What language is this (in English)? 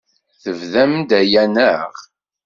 Kabyle